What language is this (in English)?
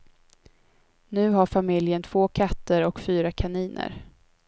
Swedish